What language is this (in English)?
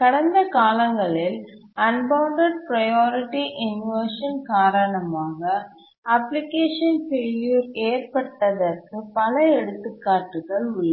Tamil